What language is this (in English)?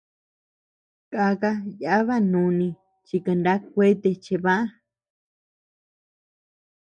Tepeuxila Cuicatec